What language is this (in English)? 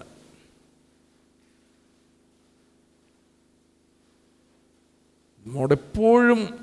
Malayalam